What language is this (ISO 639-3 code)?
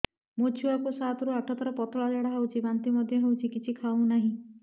ori